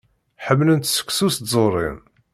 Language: Kabyle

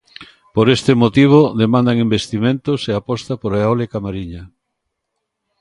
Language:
Galician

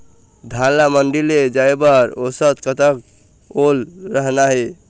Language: Chhattisgarhi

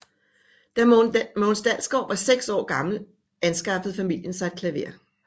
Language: Danish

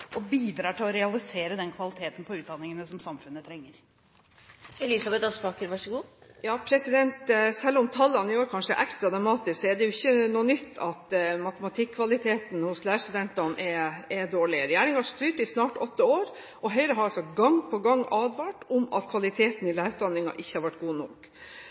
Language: Norwegian Bokmål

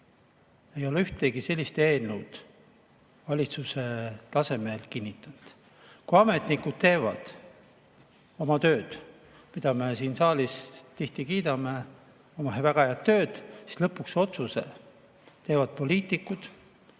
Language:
Estonian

